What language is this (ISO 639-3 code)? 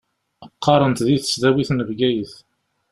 kab